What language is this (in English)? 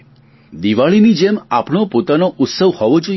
Gujarati